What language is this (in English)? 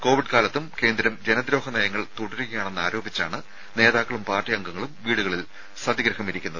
Malayalam